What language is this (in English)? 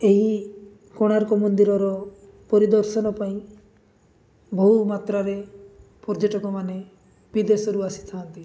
Odia